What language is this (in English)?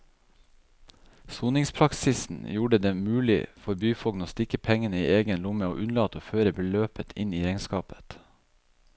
Norwegian